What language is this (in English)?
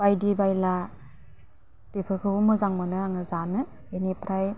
Bodo